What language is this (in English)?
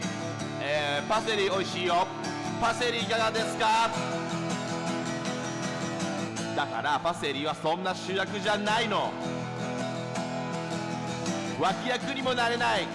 Japanese